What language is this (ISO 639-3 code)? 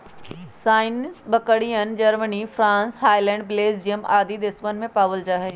mag